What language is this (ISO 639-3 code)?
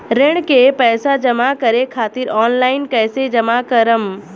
bho